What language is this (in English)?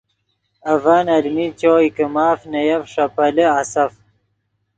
Yidgha